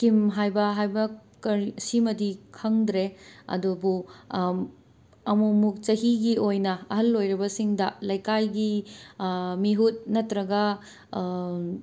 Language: Manipuri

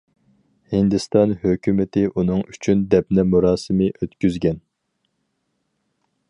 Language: Uyghur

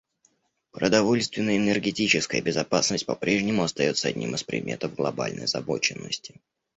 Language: Russian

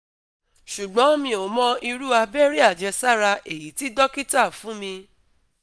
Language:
Yoruba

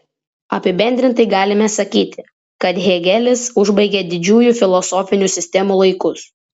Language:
Lithuanian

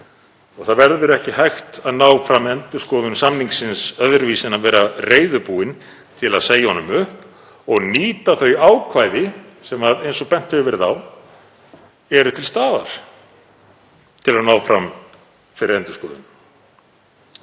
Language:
Icelandic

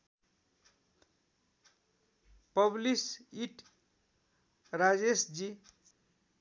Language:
Nepali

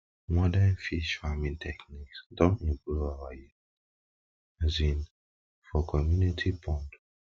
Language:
Nigerian Pidgin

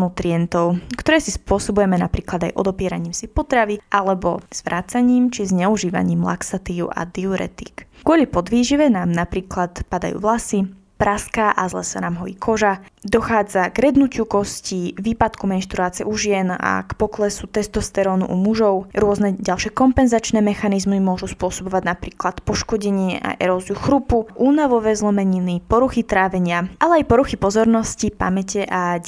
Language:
Slovak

